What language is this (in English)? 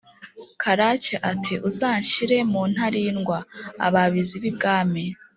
Kinyarwanda